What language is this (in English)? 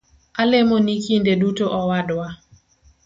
Luo (Kenya and Tanzania)